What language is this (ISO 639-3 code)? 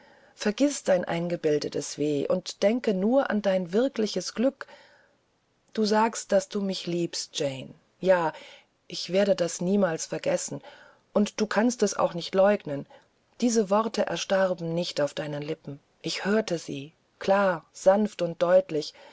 deu